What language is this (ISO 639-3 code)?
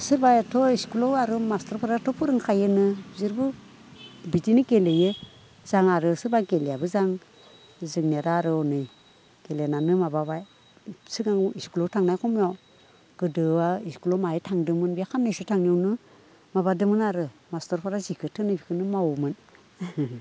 brx